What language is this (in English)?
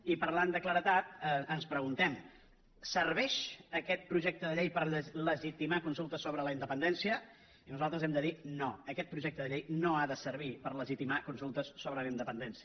Catalan